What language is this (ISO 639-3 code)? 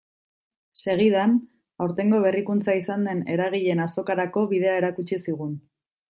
eus